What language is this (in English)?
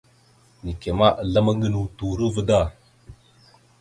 Mada (Cameroon)